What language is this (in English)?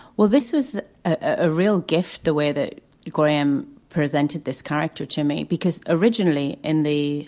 English